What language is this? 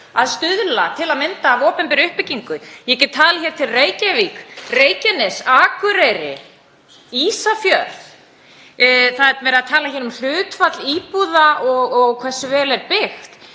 Icelandic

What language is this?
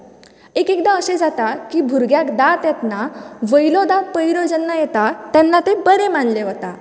Konkani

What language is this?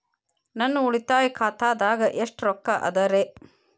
Kannada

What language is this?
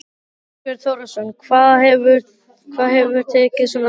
Icelandic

